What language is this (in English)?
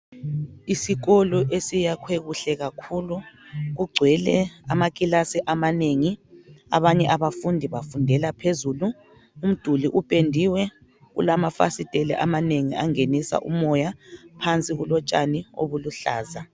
North Ndebele